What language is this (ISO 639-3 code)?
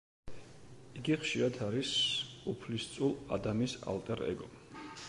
kat